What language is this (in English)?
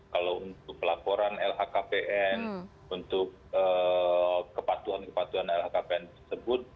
Indonesian